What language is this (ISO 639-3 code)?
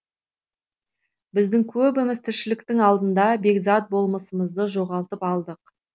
kaz